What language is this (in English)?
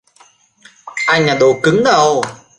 Vietnamese